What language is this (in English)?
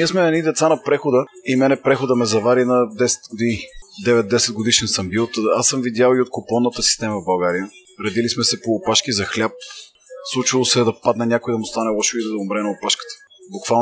Bulgarian